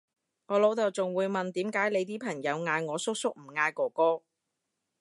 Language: Cantonese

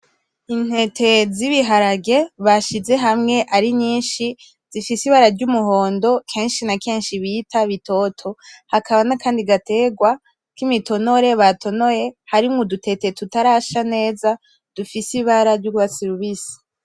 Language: Rundi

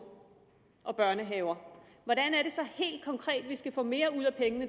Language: Danish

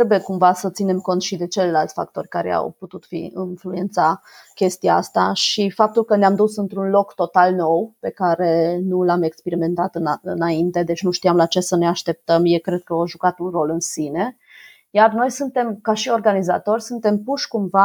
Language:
Romanian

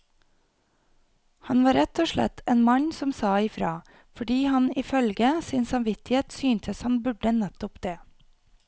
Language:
Norwegian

